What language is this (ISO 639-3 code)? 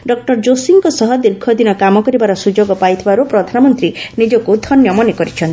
ori